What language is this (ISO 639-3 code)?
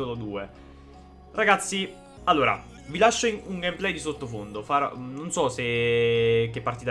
ita